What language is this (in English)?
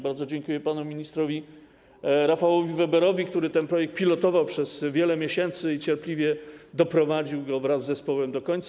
Polish